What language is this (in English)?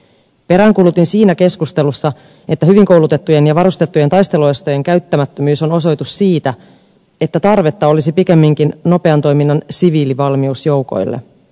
Finnish